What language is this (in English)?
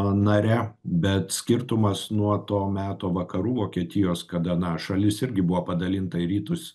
Lithuanian